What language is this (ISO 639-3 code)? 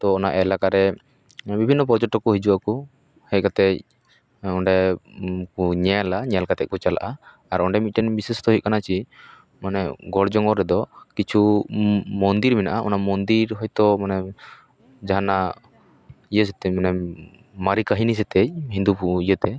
sat